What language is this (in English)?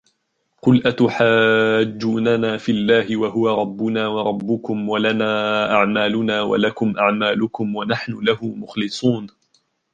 Arabic